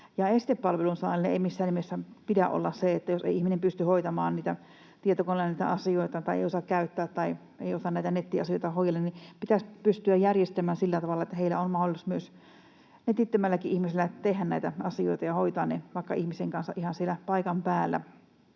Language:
Finnish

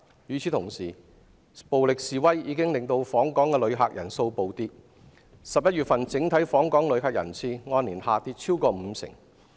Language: Cantonese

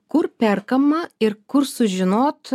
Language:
Lithuanian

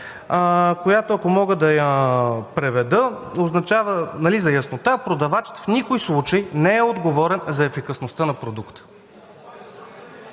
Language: Bulgarian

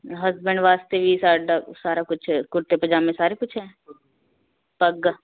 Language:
Punjabi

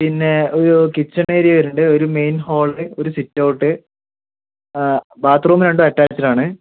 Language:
Malayalam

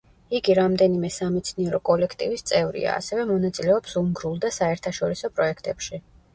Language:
Georgian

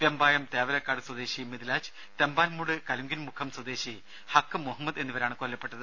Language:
Malayalam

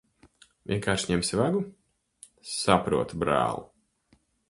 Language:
Latvian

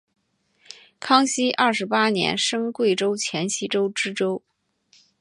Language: Chinese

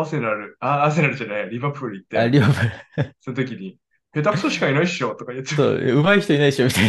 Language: Japanese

